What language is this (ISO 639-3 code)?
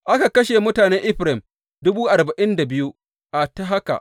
hau